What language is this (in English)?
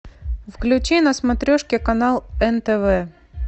Russian